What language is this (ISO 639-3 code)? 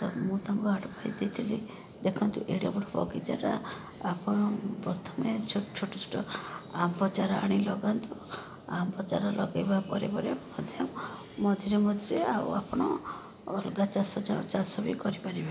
ori